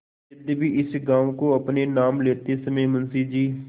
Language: Hindi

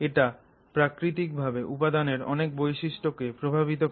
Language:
Bangla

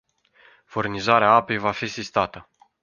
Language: Romanian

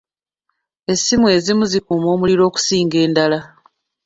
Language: Ganda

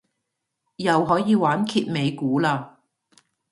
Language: Cantonese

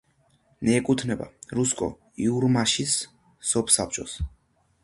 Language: Georgian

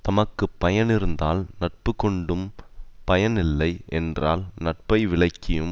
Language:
Tamil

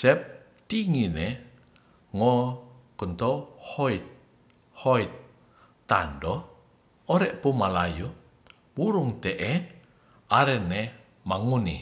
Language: Ratahan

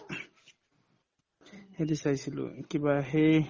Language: Assamese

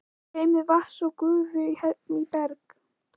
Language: Icelandic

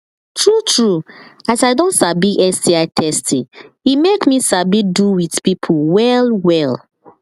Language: Nigerian Pidgin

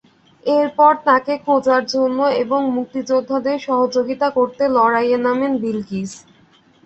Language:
Bangla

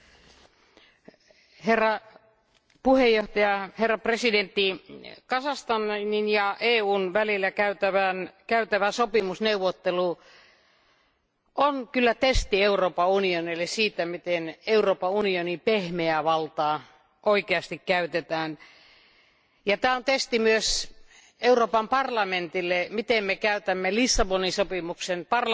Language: Finnish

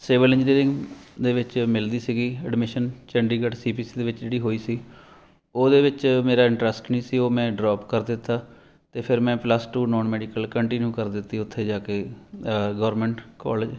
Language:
Punjabi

